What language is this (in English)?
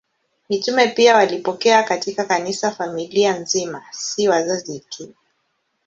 Swahili